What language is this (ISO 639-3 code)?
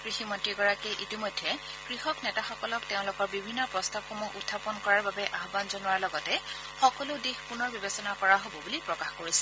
asm